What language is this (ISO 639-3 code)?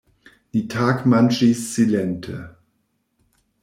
epo